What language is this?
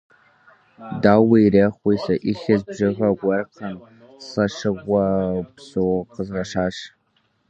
Kabardian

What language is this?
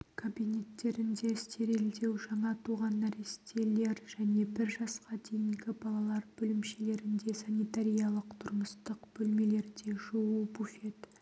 Kazakh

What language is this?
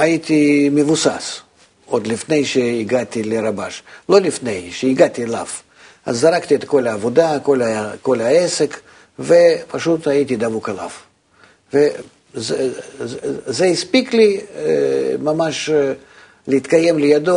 Hebrew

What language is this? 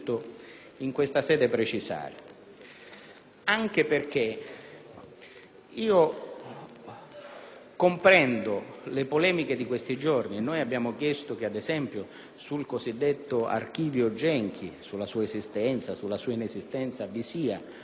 Italian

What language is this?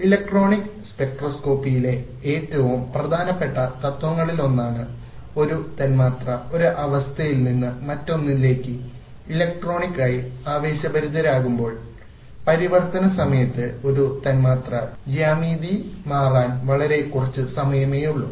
Malayalam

